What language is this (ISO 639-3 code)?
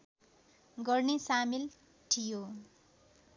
nep